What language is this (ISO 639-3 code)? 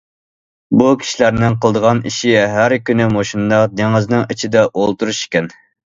uig